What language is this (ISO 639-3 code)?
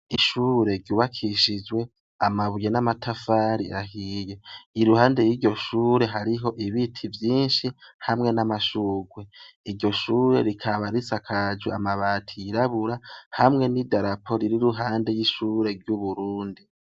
run